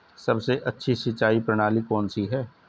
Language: Hindi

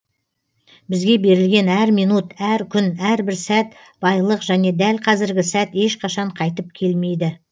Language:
Kazakh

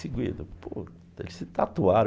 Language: Portuguese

